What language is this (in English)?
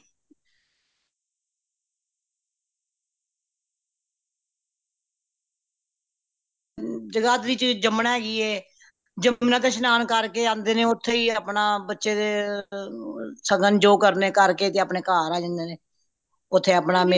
Punjabi